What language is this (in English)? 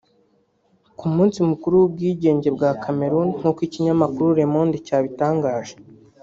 Kinyarwanda